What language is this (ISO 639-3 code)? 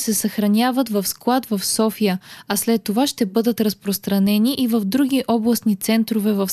bul